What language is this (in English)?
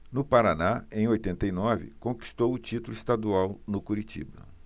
Portuguese